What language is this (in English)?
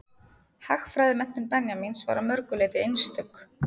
Icelandic